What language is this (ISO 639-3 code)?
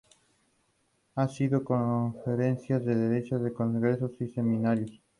spa